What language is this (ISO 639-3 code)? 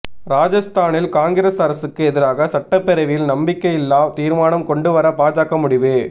tam